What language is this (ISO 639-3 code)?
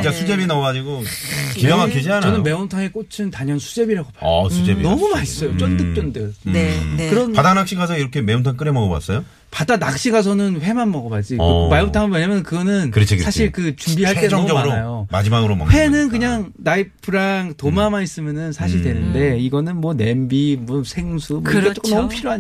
kor